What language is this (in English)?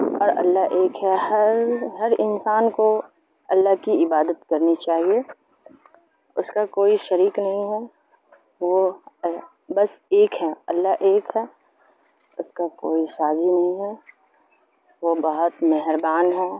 Urdu